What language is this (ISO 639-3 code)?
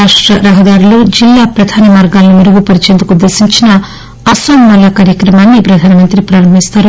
tel